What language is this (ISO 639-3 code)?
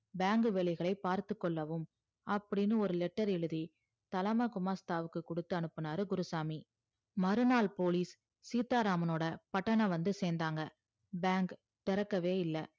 tam